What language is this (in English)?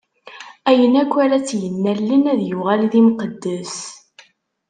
Kabyle